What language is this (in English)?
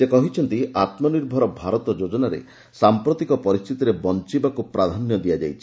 Odia